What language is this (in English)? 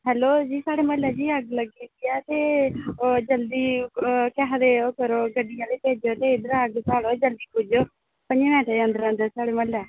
Dogri